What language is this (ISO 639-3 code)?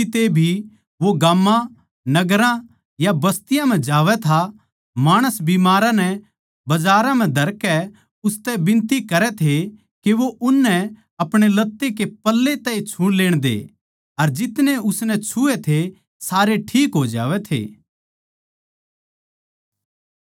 bgc